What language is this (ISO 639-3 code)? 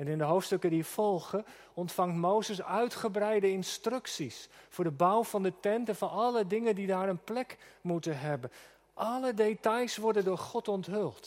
nld